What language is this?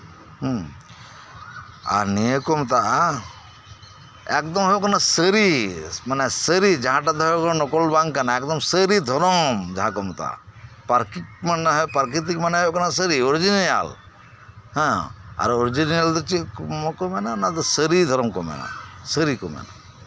Santali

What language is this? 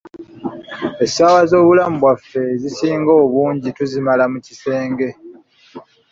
Ganda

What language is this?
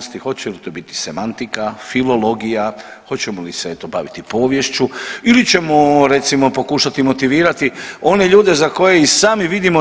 Croatian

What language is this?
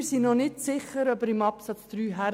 Swiss German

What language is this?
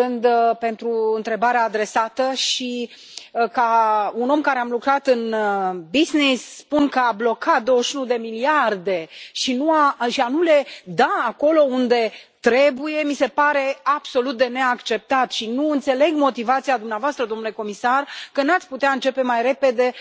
Romanian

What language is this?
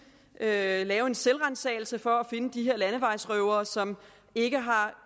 Danish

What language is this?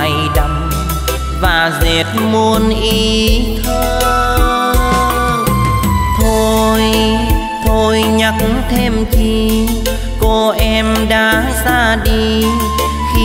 Vietnamese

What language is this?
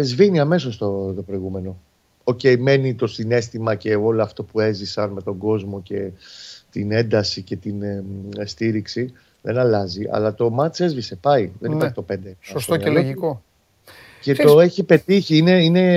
Greek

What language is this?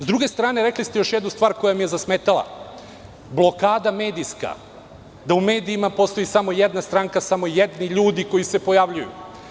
Serbian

